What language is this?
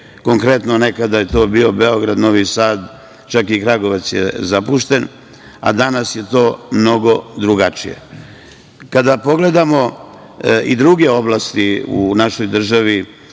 Serbian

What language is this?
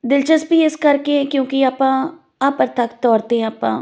Punjabi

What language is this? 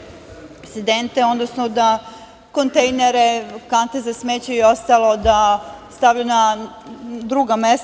Serbian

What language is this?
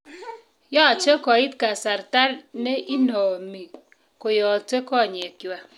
Kalenjin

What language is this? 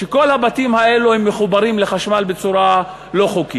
Hebrew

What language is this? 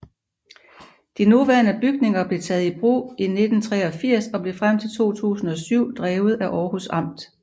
Danish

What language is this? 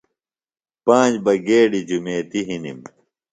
Phalura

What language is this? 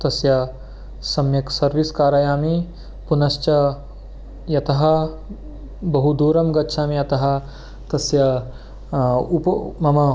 Sanskrit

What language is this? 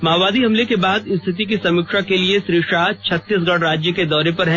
Hindi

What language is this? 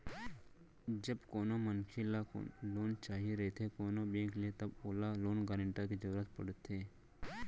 Chhattisgarhi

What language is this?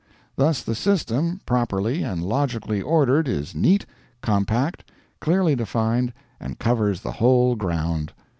English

